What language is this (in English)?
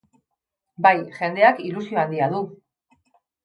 Basque